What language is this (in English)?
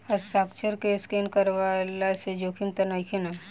Bhojpuri